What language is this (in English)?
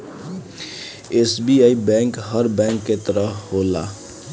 Bhojpuri